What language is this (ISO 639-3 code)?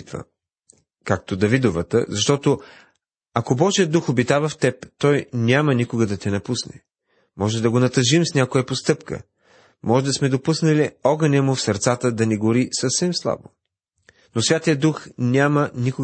bul